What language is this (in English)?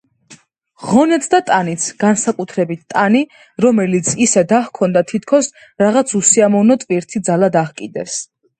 Georgian